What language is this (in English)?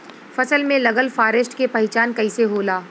Bhojpuri